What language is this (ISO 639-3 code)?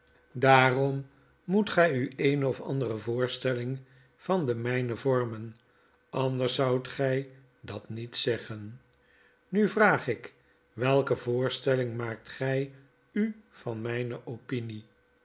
nld